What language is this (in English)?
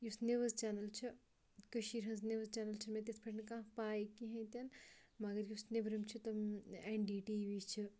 Kashmiri